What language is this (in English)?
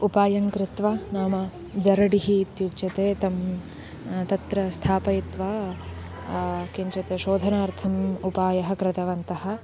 Sanskrit